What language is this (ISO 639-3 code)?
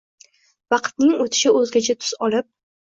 uzb